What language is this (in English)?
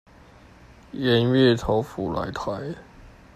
Chinese